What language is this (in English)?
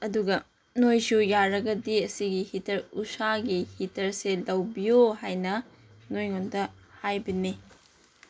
Manipuri